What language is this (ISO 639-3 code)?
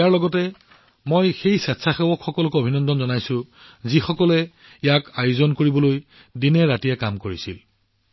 asm